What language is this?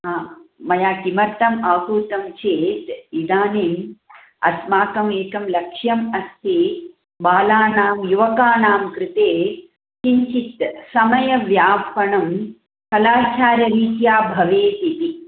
Sanskrit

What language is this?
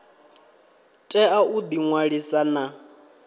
Venda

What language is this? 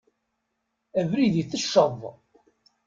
Kabyle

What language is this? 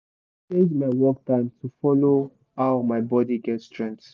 Nigerian Pidgin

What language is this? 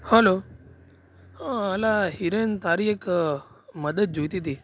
Gujarati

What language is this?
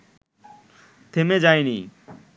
Bangla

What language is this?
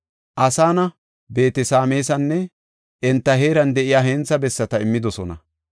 Gofa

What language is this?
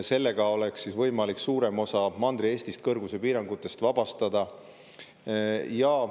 Estonian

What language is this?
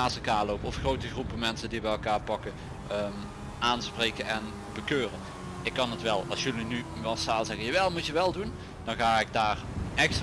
Dutch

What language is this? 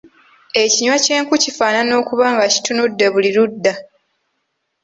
Ganda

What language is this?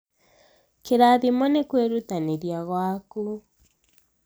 Kikuyu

